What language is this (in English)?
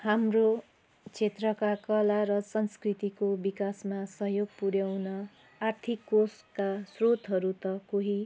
Nepali